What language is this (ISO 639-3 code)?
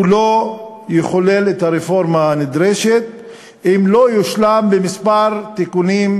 heb